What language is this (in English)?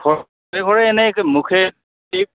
Assamese